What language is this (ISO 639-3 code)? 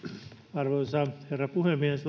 fin